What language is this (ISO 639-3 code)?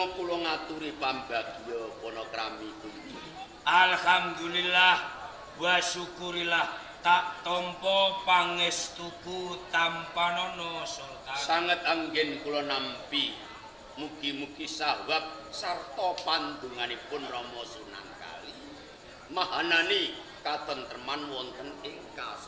ind